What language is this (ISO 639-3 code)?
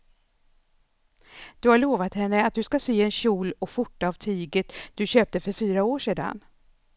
swe